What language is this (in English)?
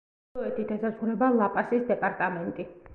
Georgian